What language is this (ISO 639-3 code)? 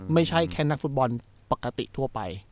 tha